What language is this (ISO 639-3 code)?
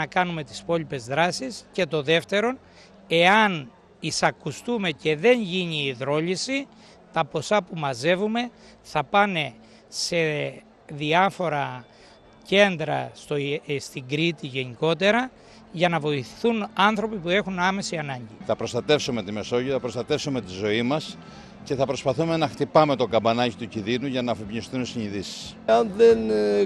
ell